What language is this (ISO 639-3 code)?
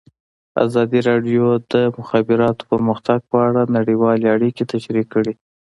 pus